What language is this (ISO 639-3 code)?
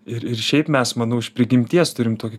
lit